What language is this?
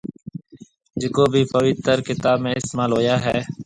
Marwari (Pakistan)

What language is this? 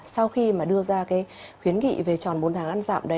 Vietnamese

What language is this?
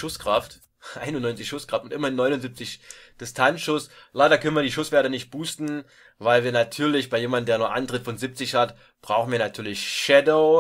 German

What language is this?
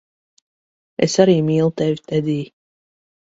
Latvian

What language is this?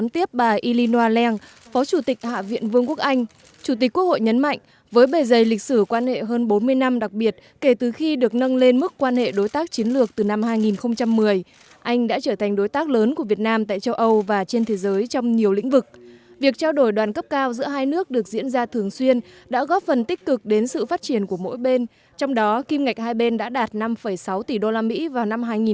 Vietnamese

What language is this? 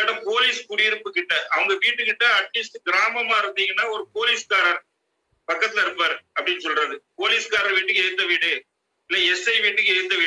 Portuguese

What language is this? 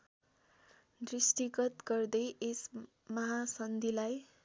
Nepali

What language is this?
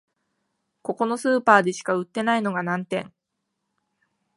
Japanese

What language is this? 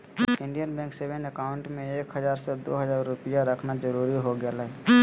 Magahi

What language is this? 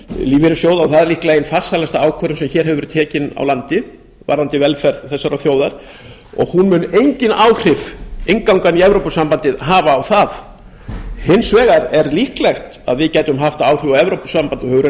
Icelandic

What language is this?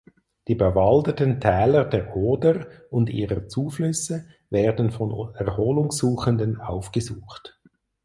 German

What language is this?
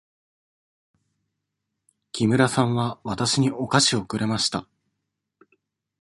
Japanese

